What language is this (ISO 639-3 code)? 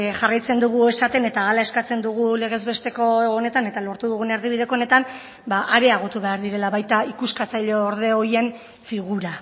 eus